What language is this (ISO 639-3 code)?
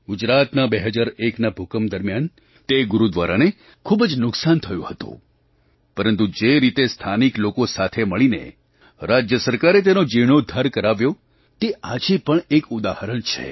guj